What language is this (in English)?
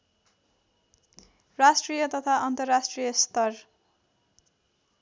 Nepali